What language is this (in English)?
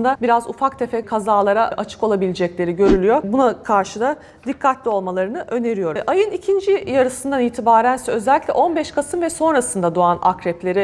Turkish